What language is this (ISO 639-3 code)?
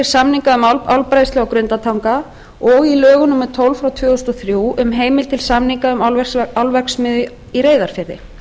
isl